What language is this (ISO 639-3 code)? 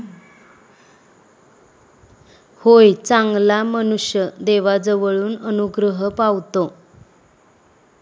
mar